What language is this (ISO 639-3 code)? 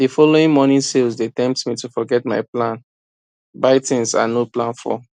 pcm